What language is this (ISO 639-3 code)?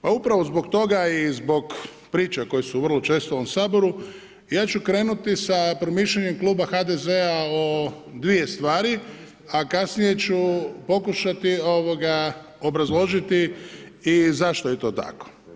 hrv